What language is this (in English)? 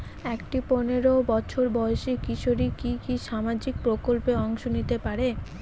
Bangla